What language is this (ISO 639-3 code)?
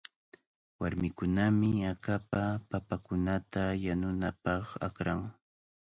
qvl